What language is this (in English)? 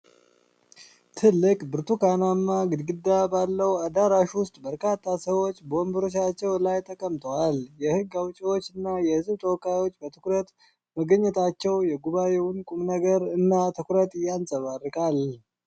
Amharic